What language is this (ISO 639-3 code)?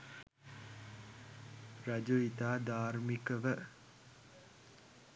sin